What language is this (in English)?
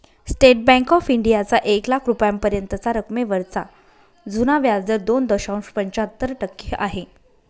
Marathi